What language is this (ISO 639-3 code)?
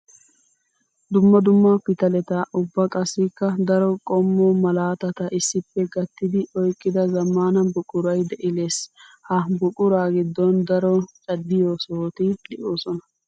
wal